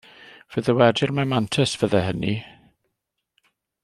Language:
Welsh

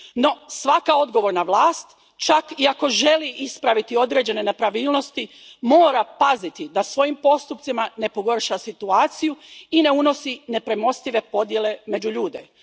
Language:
Croatian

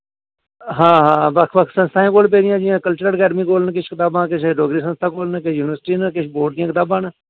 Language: Dogri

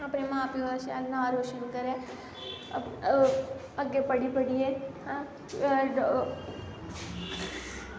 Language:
Dogri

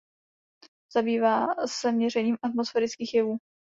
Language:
Czech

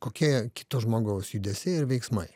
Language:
Lithuanian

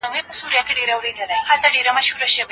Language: Pashto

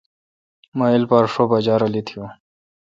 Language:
Kalkoti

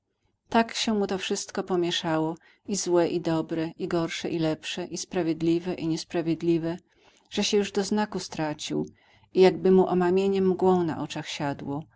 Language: Polish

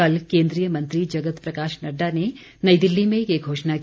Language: Hindi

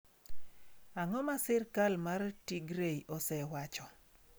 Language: Luo (Kenya and Tanzania)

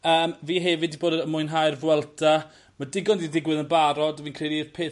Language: Welsh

